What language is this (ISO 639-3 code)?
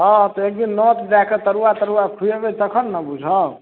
mai